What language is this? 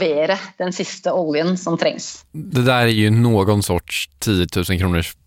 Swedish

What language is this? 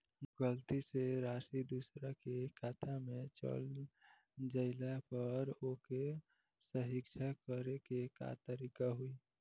Bhojpuri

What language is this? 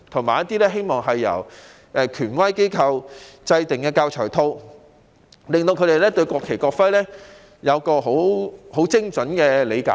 Cantonese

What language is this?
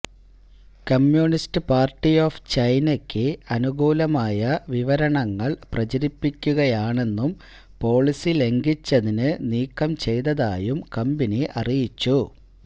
Malayalam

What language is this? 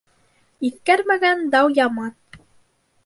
Bashkir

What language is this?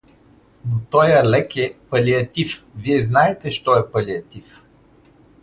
Bulgarian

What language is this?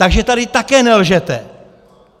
Czech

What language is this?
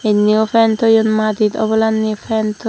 Chakma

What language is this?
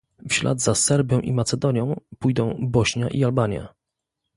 Polish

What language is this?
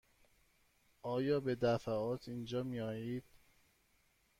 Persian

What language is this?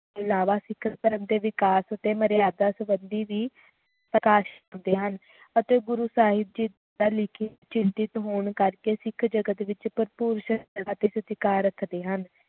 Punjabi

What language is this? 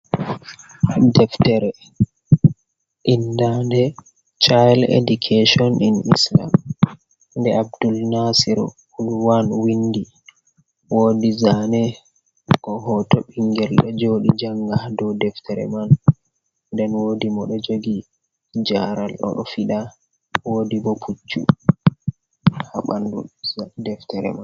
Fula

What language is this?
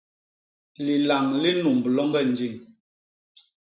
Basaa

